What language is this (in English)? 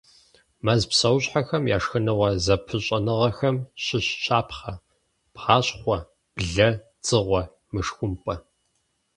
Kabardian